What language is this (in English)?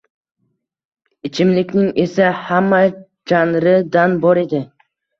Uzbek